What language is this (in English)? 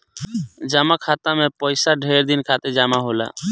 Bhojpuri